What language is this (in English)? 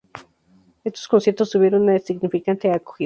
Spanish